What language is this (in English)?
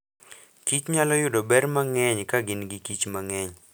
Luo (Kenya and Tanzania)